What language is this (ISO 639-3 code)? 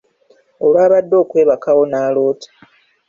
lug